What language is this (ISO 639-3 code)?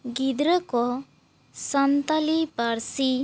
sat